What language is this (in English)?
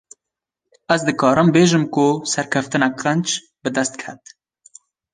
Kurdish